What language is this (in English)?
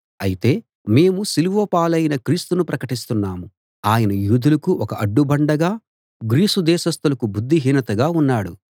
Telugu